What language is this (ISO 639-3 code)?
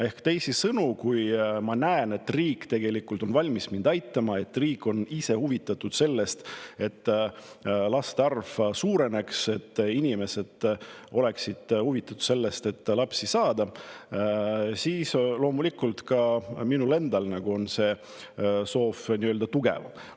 est